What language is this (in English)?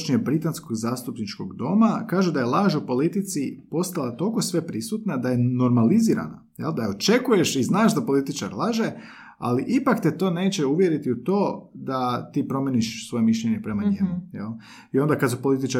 Croatian